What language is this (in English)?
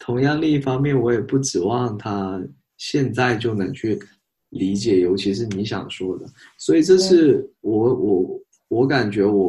Chinese